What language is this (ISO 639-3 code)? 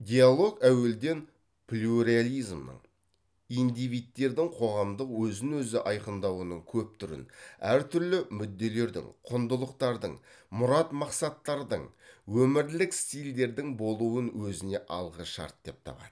kaz